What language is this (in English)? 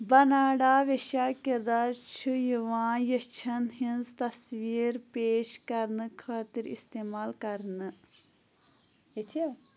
Kashmiri